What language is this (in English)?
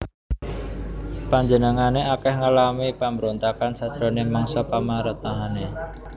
Javanese